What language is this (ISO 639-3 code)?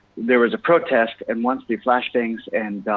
eng